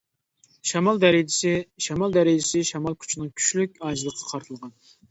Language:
Uyghur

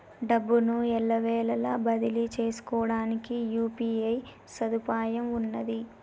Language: Telugu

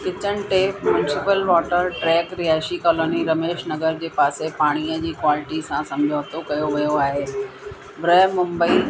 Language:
Sindhi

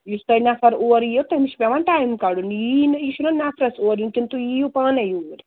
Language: Kashmiri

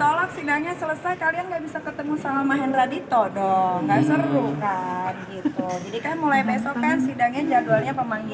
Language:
Indonesian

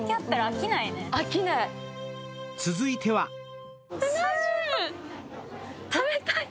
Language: Japanese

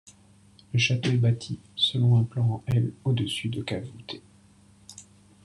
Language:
French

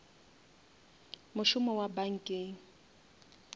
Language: Northern Sotho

